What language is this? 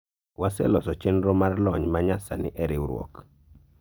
Luo (Kenya and Tanzania)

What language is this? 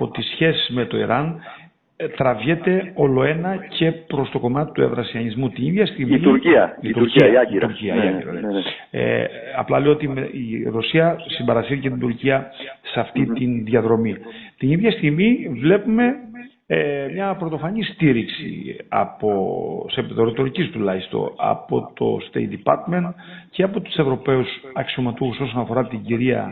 Greek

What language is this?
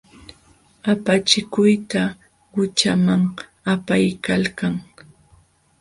Jauja Wanca Quechua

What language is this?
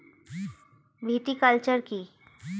Bangla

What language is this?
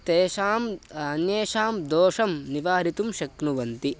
Sanskrit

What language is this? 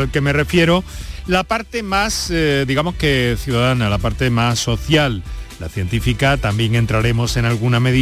Spanish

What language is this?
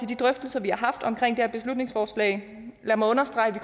Danish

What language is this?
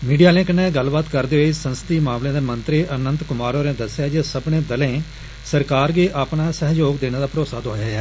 Dogri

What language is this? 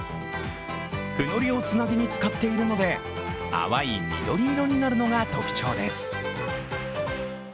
Japanese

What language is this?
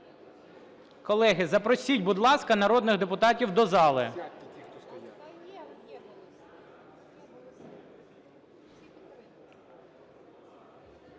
Ukrainian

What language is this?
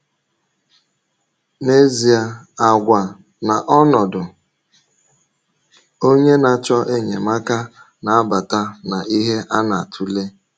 Igbo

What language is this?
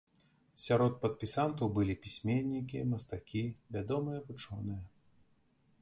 Belarusian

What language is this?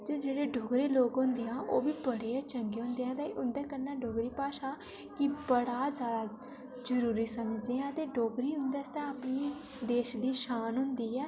Dogri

